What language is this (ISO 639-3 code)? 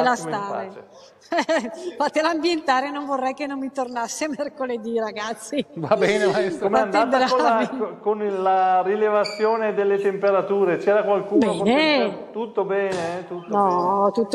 ita